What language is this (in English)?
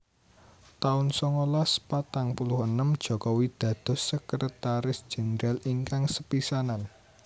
Javanese